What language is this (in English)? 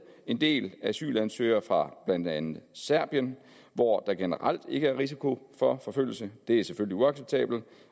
Danish